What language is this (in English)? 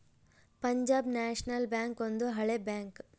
Kannada